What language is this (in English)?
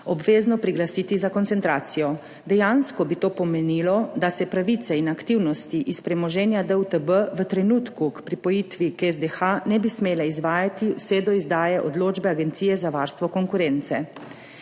Slovenian